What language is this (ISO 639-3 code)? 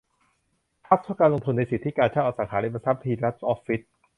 tha